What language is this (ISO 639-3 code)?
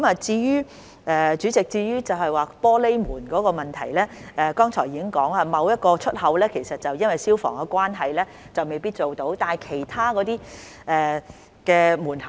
yue